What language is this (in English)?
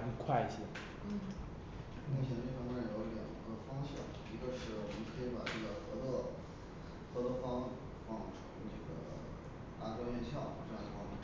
Chinese